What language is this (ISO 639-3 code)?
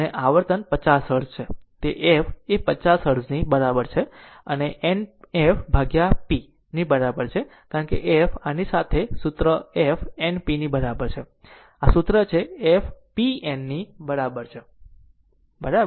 guj